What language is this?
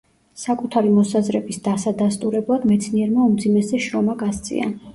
Georgian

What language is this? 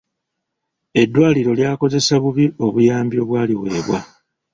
Ganda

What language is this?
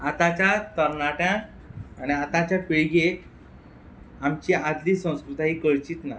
Konkani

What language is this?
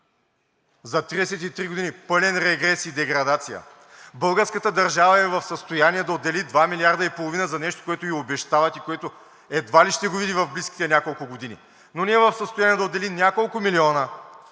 Bulgarian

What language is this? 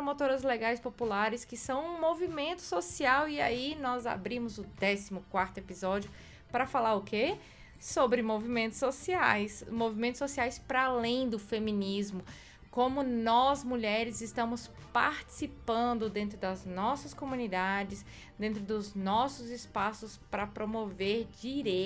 Portuguese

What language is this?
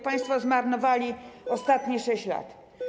Polish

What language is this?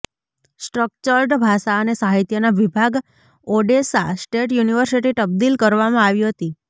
Gujarati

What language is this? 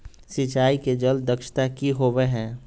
Magahi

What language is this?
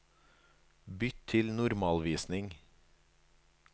Norwegian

